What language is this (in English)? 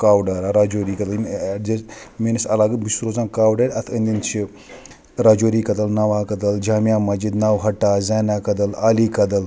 Kashmiri